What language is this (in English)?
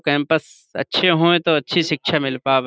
Urdu